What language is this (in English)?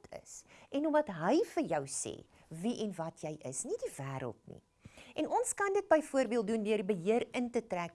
Dutch